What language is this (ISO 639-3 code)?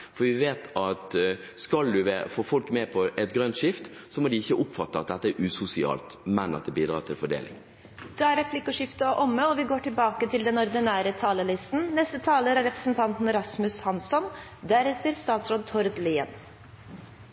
nor